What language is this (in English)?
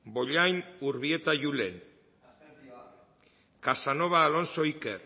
Basque